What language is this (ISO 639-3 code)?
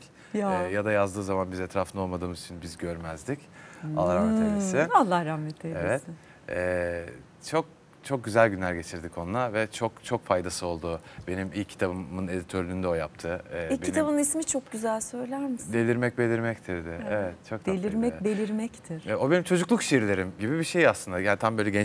tur